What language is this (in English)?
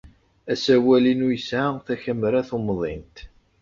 Kabyle